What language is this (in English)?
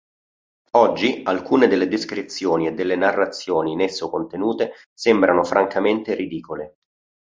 Italian